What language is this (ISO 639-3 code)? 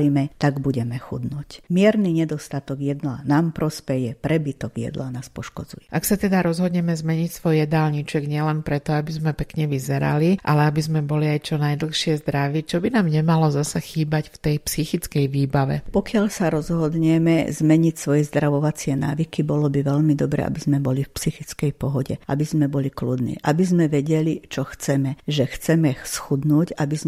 slk